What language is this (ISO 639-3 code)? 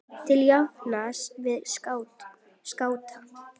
isl